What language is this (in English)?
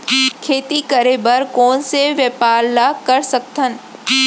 Chhattisgarhi